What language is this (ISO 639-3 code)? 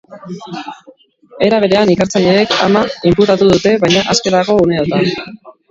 eus